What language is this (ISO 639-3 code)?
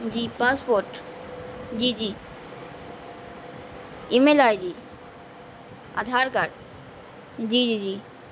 urd